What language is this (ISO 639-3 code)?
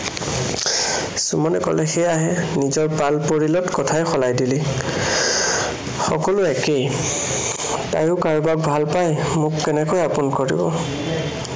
asm